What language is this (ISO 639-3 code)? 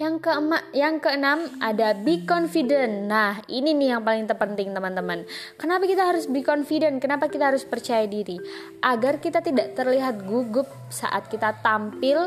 ind